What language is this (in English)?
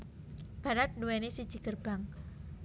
Javanese